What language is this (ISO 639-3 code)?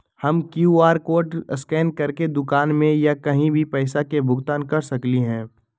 mag